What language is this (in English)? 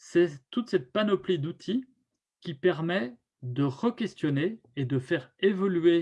French